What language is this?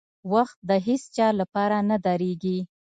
Pashto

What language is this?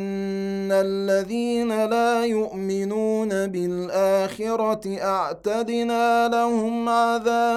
Arabic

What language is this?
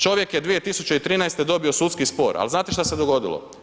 Croatian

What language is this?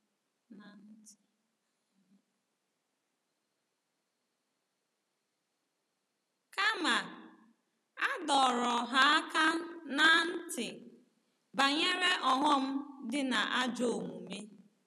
Igbo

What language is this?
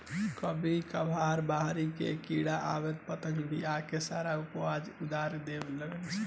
Bhojpuri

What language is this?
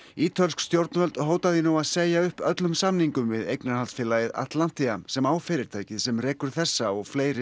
Icelandic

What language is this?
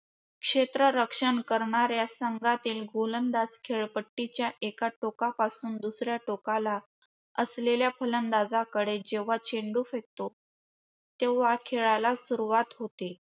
Marathi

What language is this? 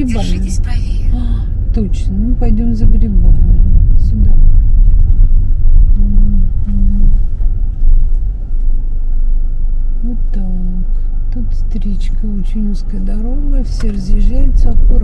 Russian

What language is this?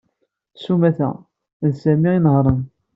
Kabyle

